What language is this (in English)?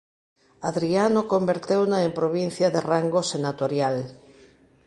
Galician